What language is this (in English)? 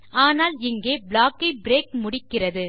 Tamil